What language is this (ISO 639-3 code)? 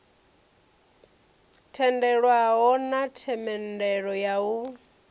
ven